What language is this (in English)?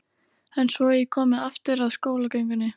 Icelandic